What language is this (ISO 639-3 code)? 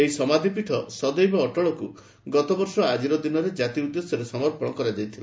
ori